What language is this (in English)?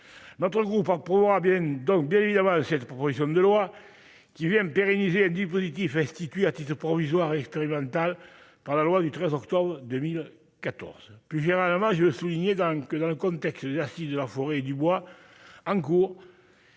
French